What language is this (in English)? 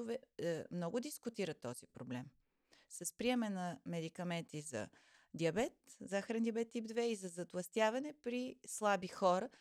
Bulgarian